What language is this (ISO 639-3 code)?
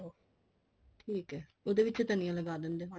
pan